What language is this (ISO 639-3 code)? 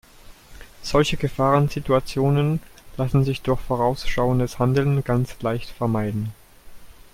deu